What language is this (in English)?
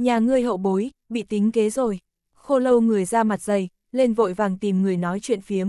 Vietnamese